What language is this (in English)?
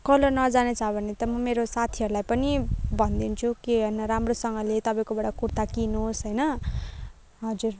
Nepali